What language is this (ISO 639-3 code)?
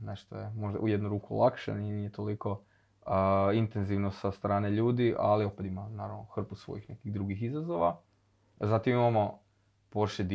hrv